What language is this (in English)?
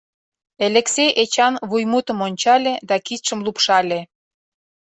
Mari